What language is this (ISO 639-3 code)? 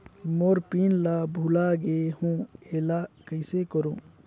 hne